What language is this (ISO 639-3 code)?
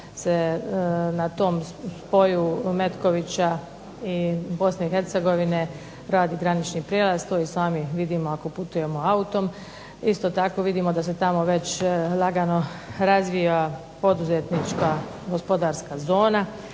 hrv